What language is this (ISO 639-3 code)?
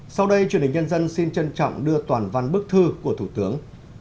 vie